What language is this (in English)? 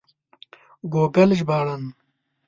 Pashto